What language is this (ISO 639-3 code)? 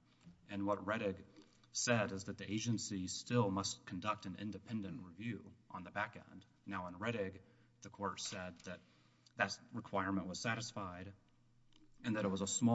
eng